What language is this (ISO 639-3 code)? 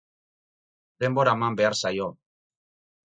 eus